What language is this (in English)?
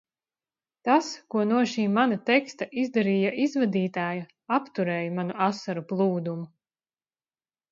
Latvian